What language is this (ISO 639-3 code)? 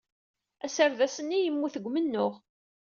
kab